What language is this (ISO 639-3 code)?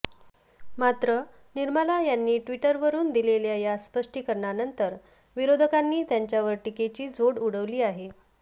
mar